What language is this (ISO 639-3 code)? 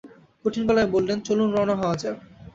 ben